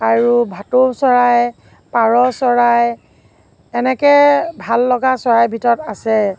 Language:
Assamese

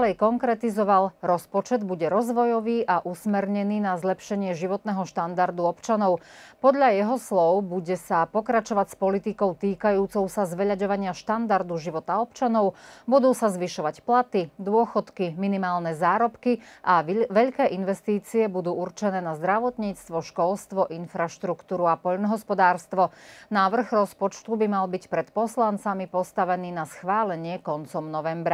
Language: Slovak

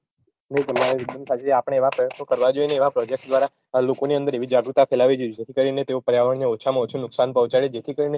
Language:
Gujarati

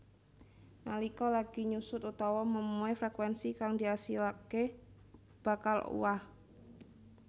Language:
Javanese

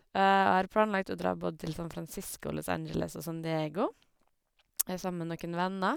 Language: Norwegian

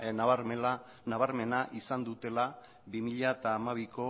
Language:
Basque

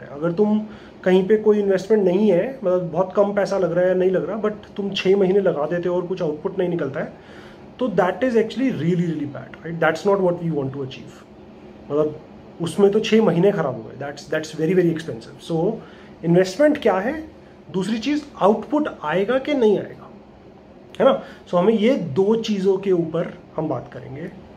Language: Hindi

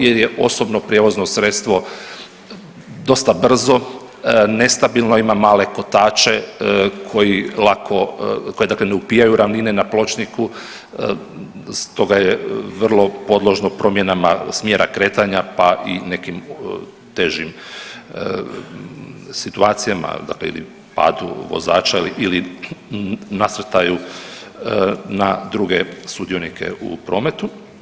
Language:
Croatian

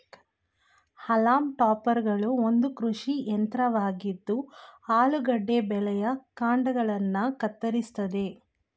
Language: Kannada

